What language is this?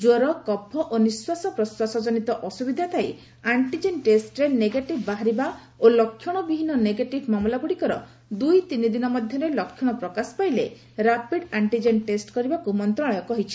Odia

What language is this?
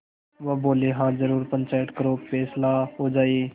Hindi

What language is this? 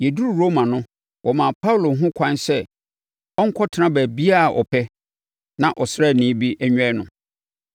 Akan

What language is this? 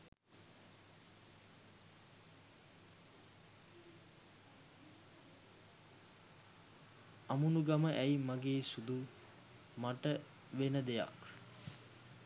Sinhala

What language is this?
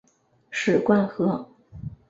Chinese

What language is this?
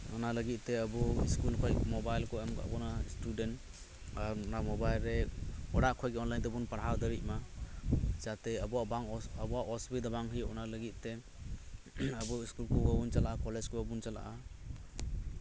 Santali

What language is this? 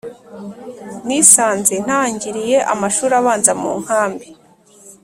Kinyarwanda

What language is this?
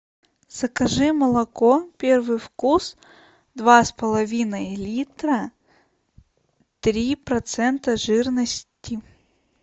Russian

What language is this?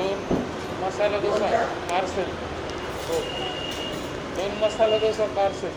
Marathi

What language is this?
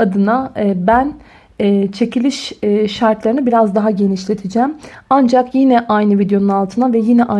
Turkish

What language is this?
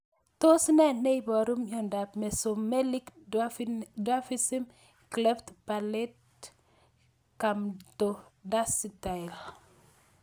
Kalenjin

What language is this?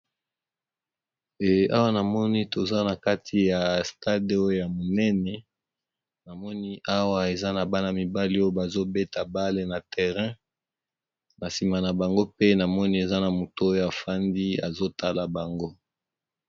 Lingala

